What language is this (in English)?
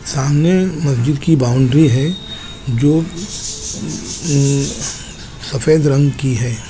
Hindi